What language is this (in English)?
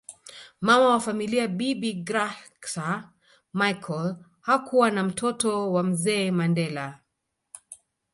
Swahili